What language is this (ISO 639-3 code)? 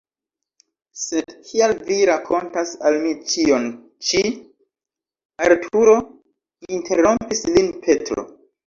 epo